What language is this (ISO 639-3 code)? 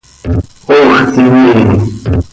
sei